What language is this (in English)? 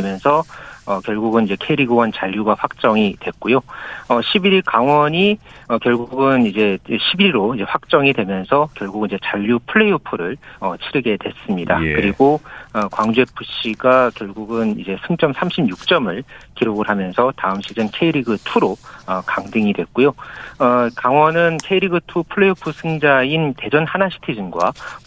Korean